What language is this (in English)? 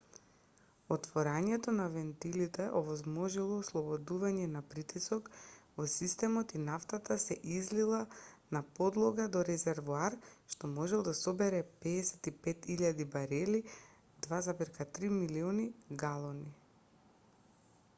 Macedonian